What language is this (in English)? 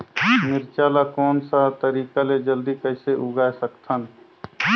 Chhattisgarhi